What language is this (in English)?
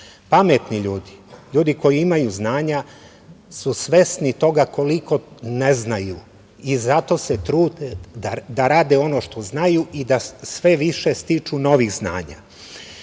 Serbian